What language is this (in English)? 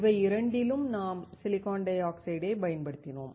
Tamil